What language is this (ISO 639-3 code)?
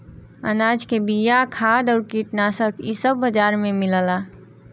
bho